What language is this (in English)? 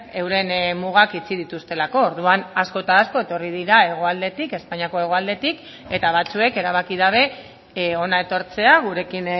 Basque